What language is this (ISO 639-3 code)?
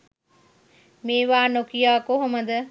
sin